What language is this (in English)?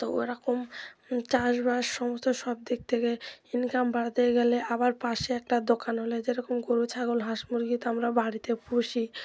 Bangla